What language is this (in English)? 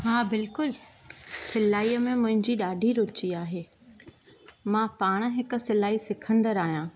Sindhi